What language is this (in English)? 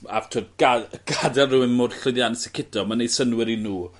Welsh